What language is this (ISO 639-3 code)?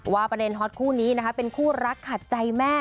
tha